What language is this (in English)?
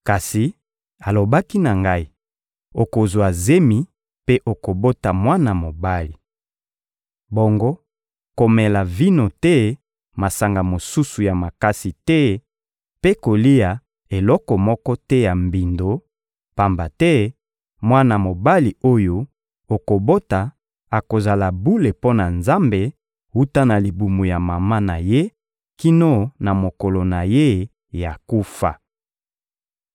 Lingala